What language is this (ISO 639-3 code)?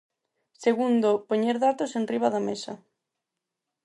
glg